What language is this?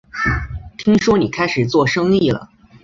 Chinese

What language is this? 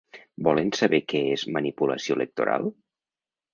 Catalan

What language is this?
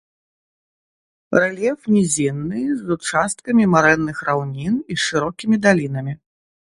Belarusian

